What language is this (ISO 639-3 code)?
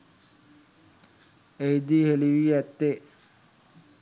sin